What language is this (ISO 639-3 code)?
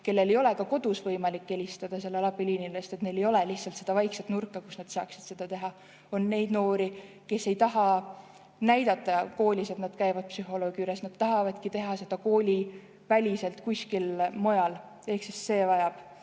est